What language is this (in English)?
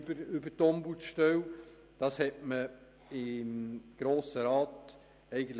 Swiss German